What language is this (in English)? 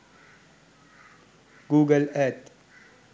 Sinhala